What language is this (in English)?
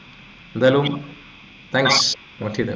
Malayalam